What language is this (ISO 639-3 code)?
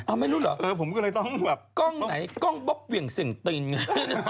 tha